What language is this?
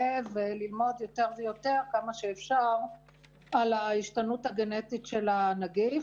Hebrew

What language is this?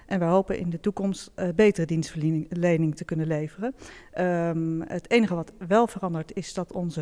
Dutch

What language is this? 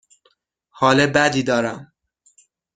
Persian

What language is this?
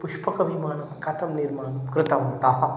Sanskrit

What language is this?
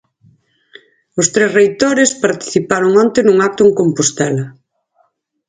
Galician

